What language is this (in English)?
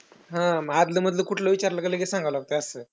Marathi